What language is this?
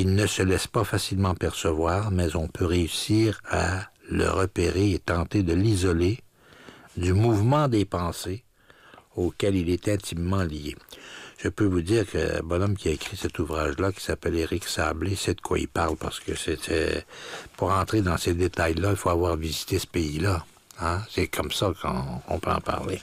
French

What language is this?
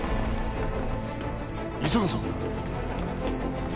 Japanese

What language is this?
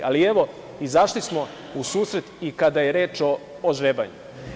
Serbian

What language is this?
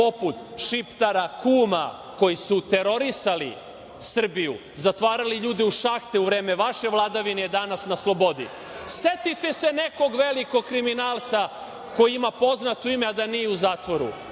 Serbian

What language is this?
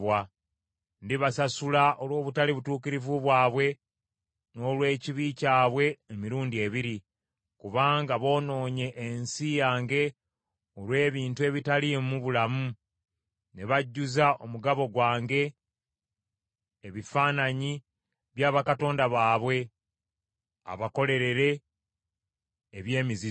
Ganda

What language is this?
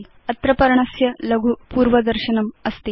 Sanskrit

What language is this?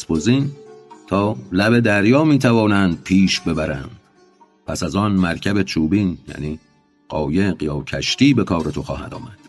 Persian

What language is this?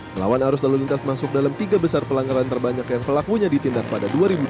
Indonesian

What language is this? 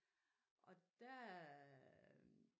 Danish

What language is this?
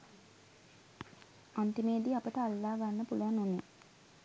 Sinhala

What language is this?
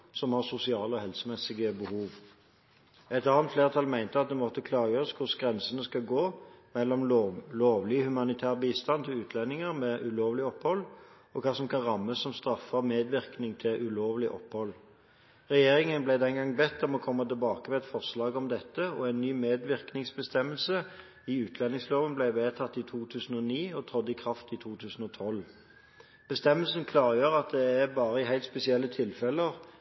Norwegian Bokmål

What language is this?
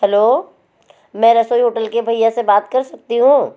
Hindi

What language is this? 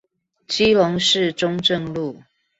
Chinese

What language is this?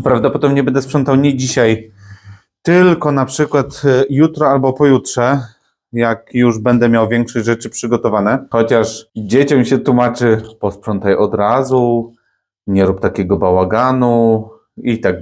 Polish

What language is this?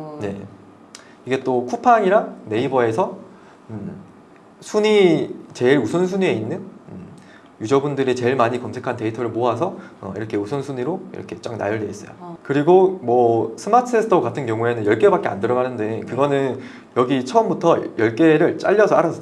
Korean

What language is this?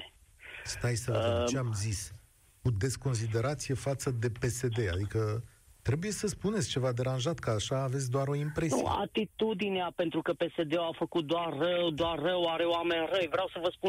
Romanian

